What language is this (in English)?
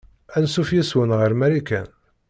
Kabyle